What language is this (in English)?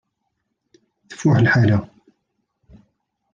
Kabyle